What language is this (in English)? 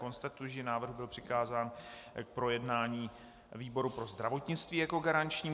Czech